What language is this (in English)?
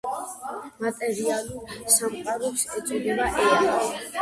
Georgian